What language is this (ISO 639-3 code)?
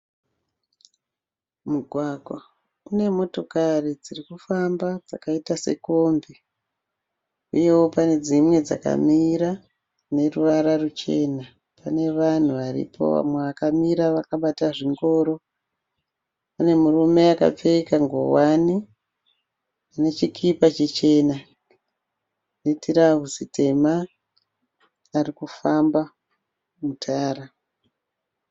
sna